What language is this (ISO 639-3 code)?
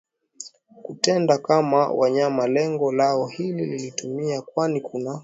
swa